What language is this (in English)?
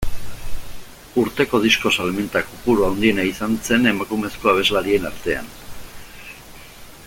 Basque